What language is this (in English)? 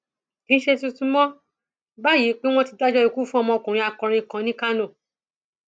Yoruba